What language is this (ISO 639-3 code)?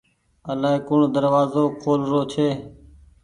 gig